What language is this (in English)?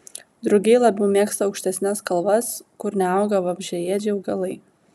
Lithuanian